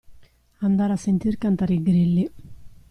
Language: Italian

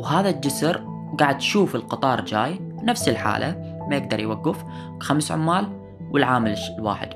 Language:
Arabic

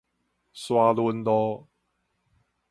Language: Min Nan Chinese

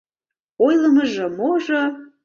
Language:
Mari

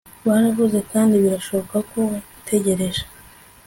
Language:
Kinyarwanda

